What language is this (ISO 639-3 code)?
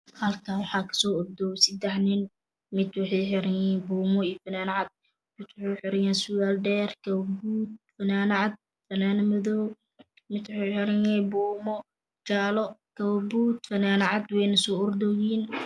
som